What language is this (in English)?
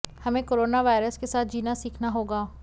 Hindi